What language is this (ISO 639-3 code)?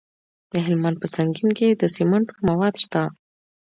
pus